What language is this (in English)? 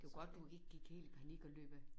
Danish